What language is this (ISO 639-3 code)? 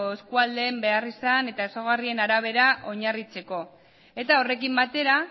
eus